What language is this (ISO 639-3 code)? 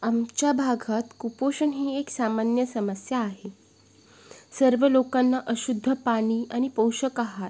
mar